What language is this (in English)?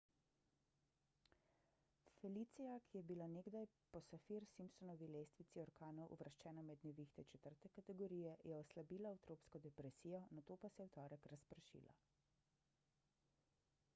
Slovenian